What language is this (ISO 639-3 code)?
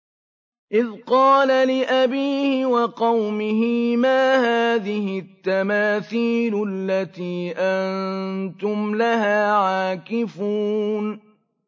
ara